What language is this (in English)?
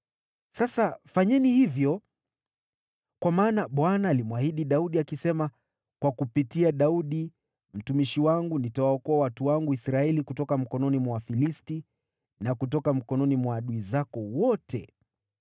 Swahili